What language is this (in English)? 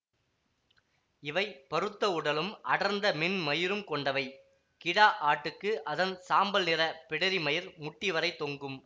Tamil